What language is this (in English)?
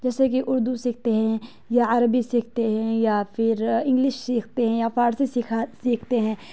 Urdu